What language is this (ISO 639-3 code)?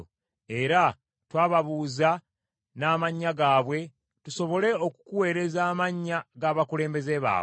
lug